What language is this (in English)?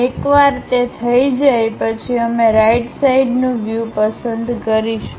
Gujarati